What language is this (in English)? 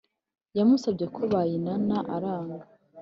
Kinyarwanda